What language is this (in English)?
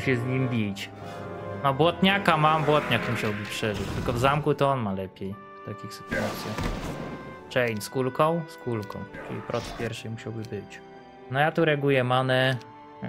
Polish